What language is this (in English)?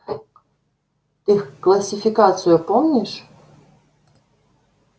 Russian